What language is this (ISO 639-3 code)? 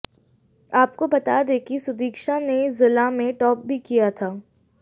hin